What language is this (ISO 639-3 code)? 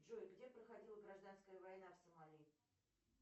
rus